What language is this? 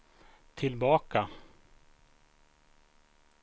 Swedish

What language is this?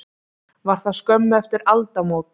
Icelandic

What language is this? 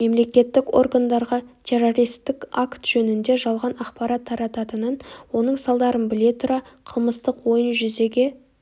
Kazakh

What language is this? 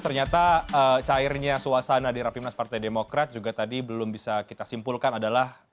Indonesian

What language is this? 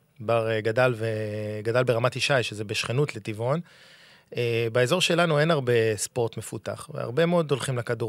Hebrew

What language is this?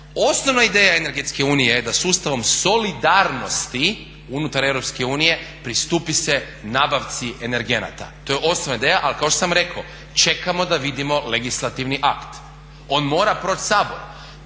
Croatian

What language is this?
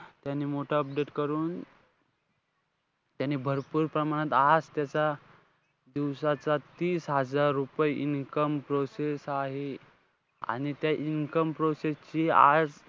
Marathi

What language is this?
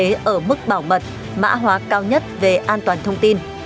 Vietnamese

